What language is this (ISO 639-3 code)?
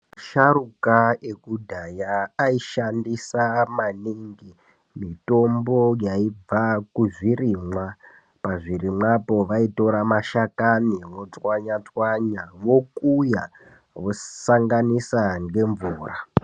ndc